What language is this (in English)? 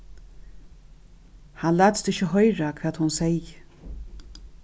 Faroese